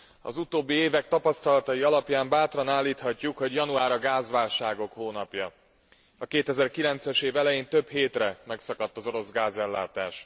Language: Hungarian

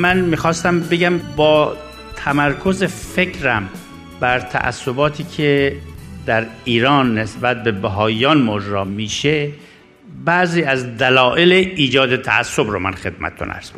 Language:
Persian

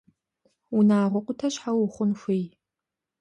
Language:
Kabardian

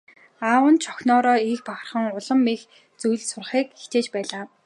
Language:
Mongolian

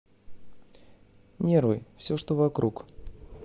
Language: Russian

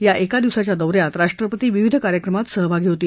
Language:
Marathi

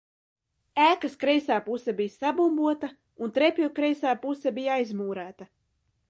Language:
Latvian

